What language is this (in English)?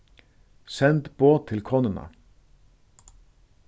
Faroese